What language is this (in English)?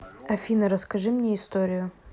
Russian